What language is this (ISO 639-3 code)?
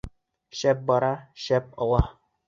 bak